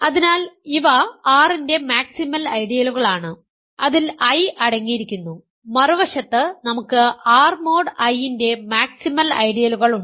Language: Malayalam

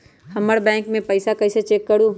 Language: Magahi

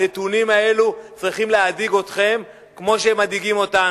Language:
Hebrew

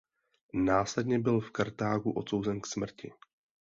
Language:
Czech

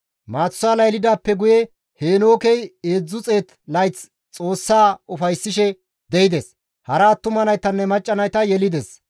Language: Gamo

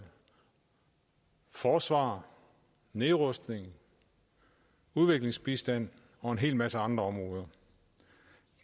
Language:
Danish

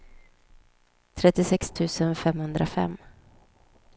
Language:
Swedish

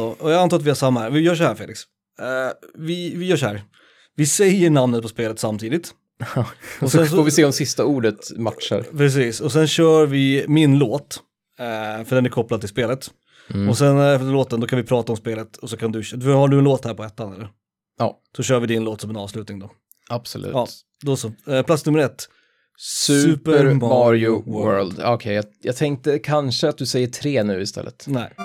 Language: Swedish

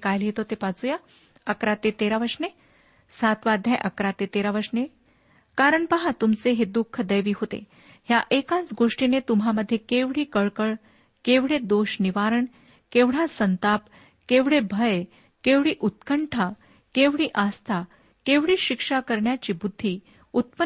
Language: Marathi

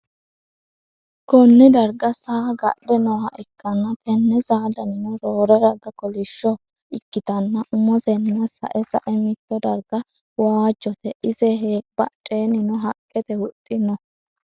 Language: Sidamo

